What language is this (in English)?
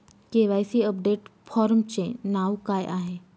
Marathi